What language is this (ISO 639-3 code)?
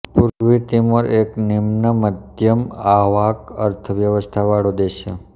guj